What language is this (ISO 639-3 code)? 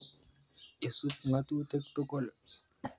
kln